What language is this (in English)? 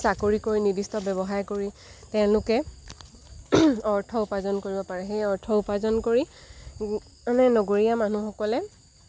Assamese